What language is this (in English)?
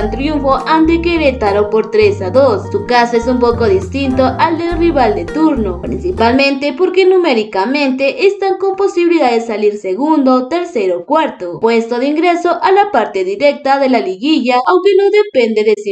Spanish